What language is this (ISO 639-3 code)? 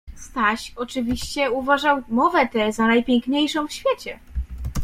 pol